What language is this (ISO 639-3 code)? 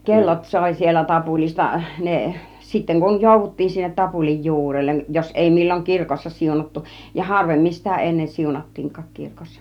fin